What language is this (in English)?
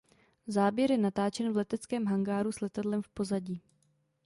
Czech